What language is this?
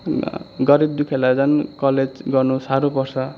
Nepali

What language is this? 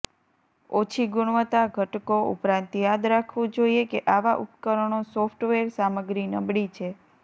Gujarati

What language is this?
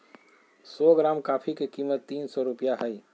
Magahi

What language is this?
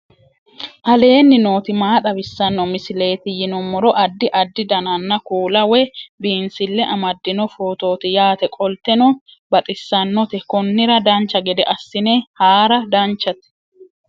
Sidamo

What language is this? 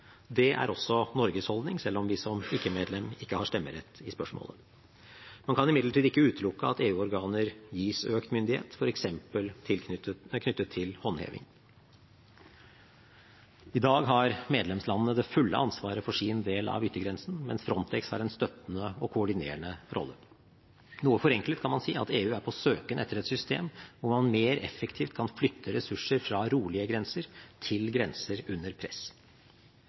Norwegian Bokmål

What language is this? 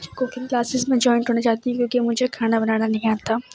Urdu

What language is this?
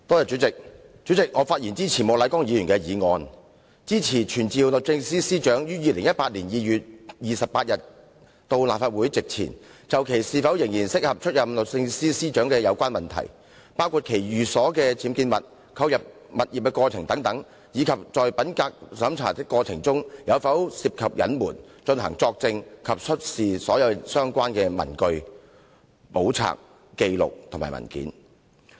Cantonese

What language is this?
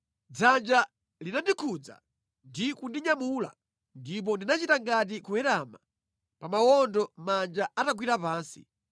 Nyanja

